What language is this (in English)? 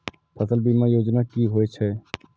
Maithili